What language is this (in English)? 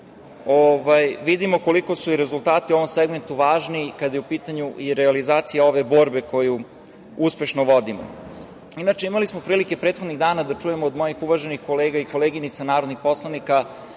Serbian